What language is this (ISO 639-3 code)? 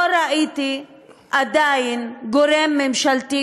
heb